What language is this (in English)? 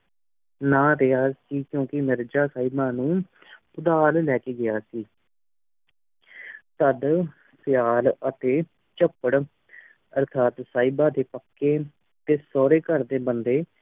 Punjabi